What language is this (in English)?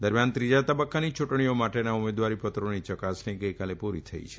Gujarati